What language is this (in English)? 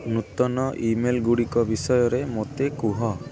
Odia